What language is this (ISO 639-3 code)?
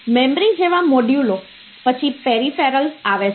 guj